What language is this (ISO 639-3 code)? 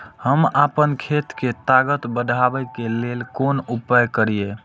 mai